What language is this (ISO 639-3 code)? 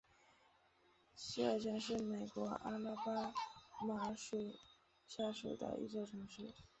zho